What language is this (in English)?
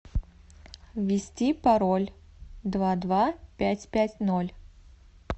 Russian